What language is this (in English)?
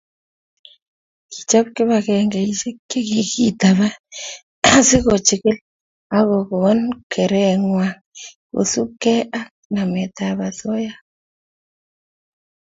Kalenjin